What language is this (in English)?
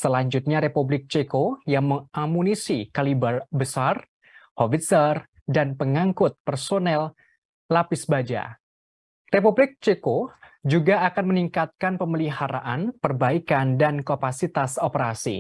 Indonesian